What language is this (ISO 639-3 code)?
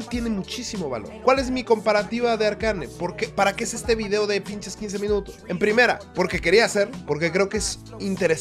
spa